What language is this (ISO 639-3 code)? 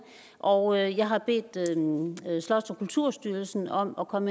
dan